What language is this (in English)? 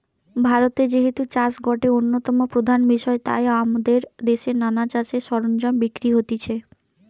Bangla